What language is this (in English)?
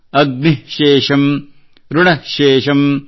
Kannada